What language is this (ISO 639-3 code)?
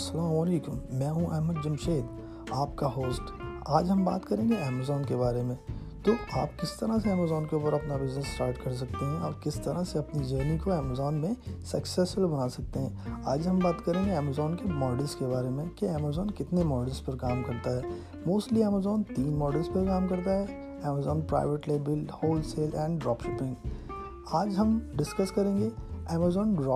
urd